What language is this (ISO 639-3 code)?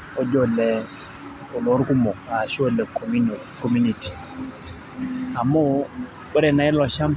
mas